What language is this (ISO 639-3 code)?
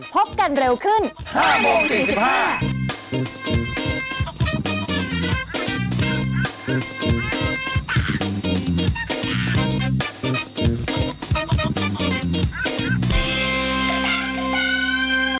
tha